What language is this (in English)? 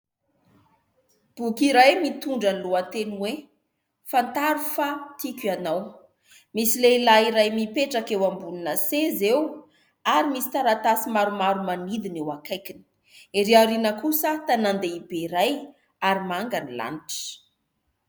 Malagasy